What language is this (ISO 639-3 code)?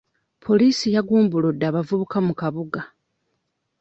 lug